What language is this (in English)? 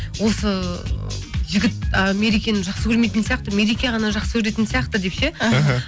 Kazakh